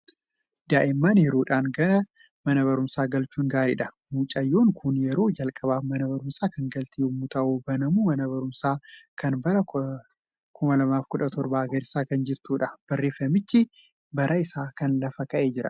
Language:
Oromo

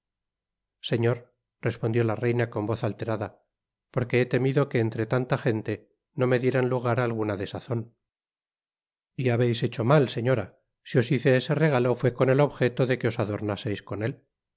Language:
Spanish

